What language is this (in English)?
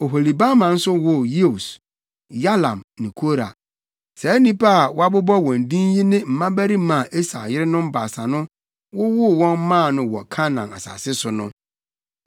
Akan